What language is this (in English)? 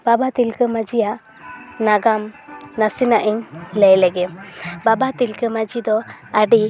Santali